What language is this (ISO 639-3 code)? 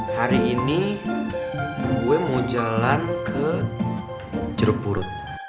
ind